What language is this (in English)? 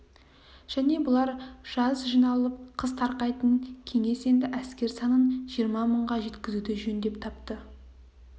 Kazakh